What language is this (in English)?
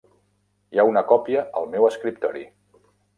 Catalan